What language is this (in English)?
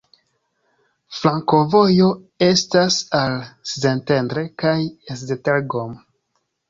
Esperanto